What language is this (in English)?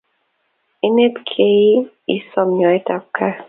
Kalenjin